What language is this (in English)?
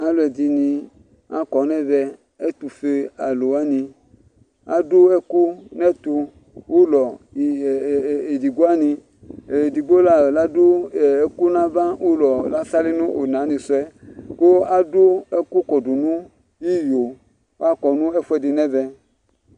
Ikposo